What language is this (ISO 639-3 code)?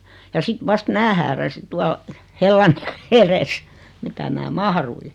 fin